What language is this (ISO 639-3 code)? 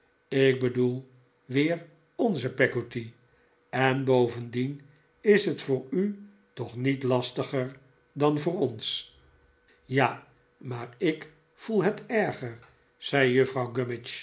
nld